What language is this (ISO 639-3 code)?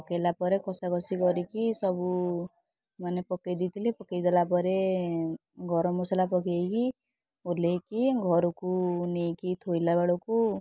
ori